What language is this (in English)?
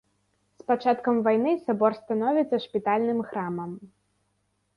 Belarusian